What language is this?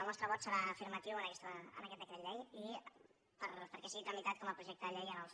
Catalan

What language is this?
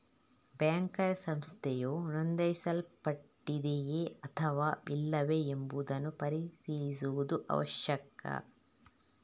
Kannada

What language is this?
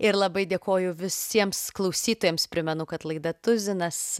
Lithuanian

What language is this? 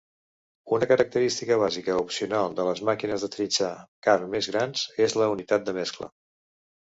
Catalan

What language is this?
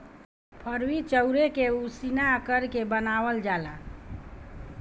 Bhojpuri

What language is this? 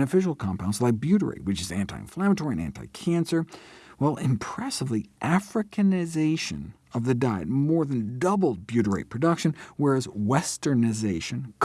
English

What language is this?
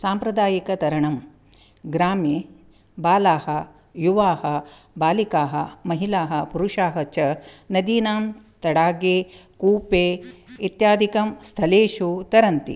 Sanskrit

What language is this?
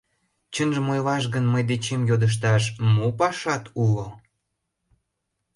Mari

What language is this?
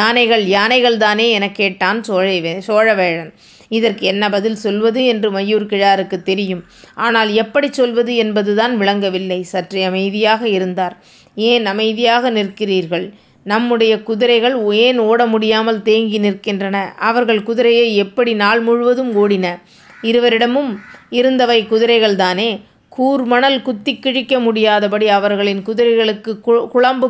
Tamil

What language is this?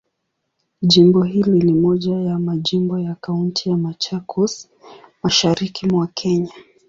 Swahili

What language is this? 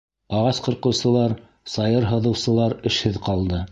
Bashkir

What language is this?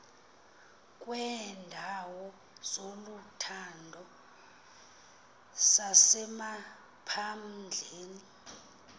Xhosa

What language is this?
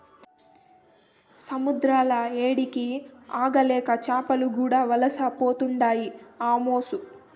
Telugu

